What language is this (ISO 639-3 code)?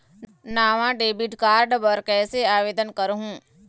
hne